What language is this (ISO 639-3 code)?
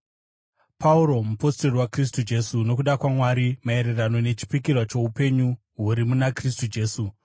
sna